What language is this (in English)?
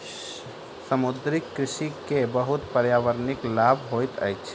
Maithili